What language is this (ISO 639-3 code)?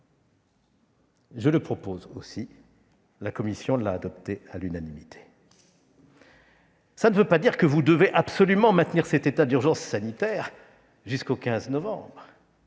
fra